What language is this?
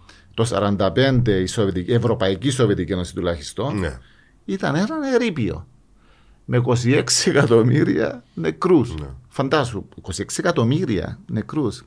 Greek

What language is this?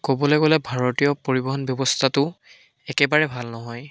Assamese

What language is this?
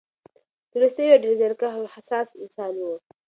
Pashto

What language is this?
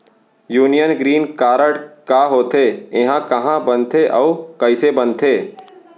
Chhattisgarhi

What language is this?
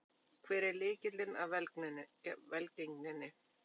Icelandic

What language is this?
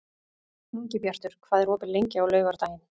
Icelandic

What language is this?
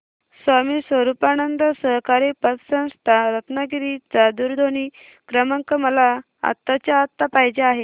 Marathi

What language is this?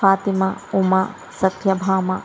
Telugu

